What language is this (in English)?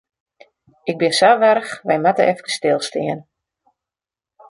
Western Frisian